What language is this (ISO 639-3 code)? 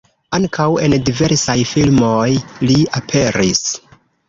epo